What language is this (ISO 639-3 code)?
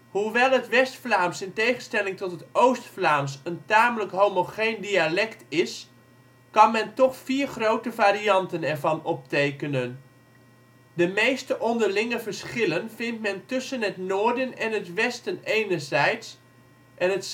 nld